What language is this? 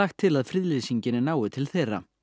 Icelandic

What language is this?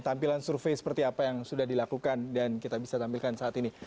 Indonesian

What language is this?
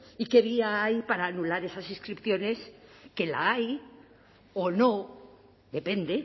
Spanish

